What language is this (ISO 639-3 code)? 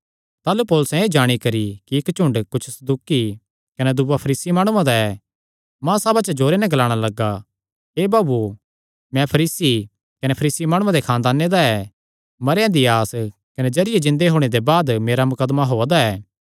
xnr